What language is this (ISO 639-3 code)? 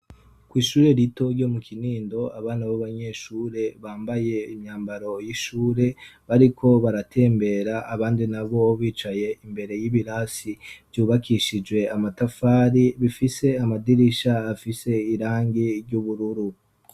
run